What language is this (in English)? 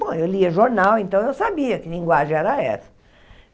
Portuguese